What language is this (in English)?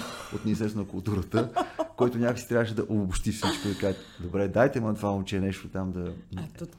Bulgarian